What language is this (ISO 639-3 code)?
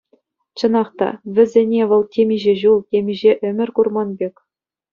chv